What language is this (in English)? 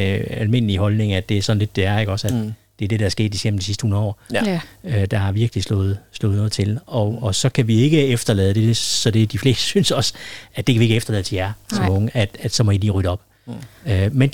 Danish